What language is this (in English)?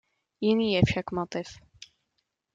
Czech